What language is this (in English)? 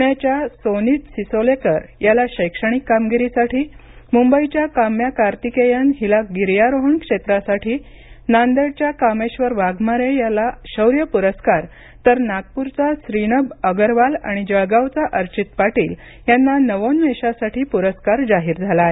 Marathi